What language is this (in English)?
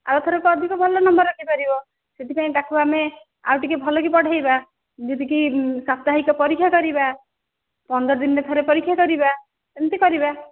Odia